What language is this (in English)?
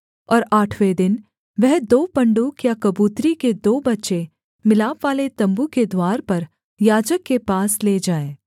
Hindi